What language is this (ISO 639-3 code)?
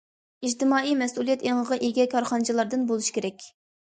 uig